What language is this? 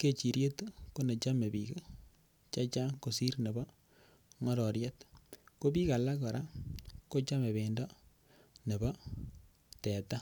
Kalenjin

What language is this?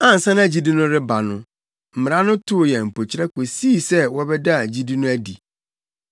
Akan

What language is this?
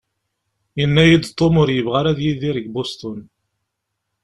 Kabyle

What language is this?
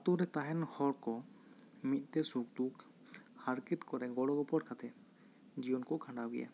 Santali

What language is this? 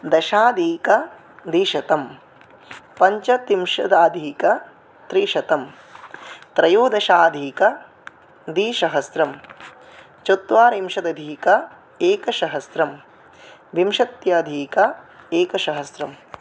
Sanskrit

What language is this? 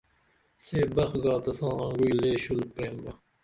Dameli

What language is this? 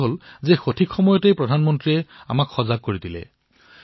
Assamese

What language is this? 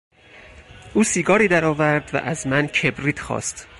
Persian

